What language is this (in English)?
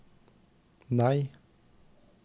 Norwegian